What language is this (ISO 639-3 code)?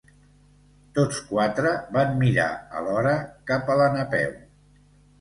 cat